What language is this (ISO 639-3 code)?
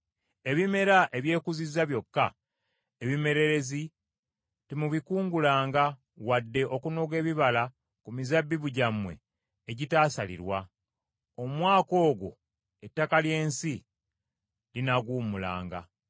lug